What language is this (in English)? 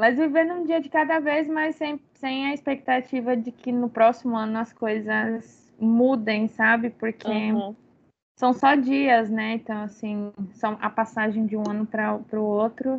Portuguese